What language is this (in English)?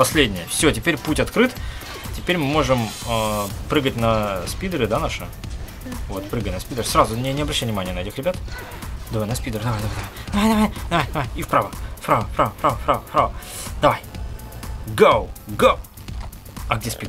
Russian